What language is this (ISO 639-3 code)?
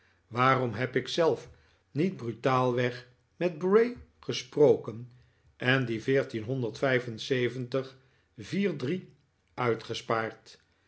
nld